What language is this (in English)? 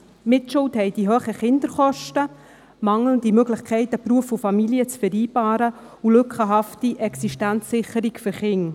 Swiss German